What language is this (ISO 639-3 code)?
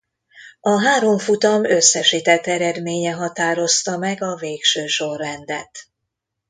hun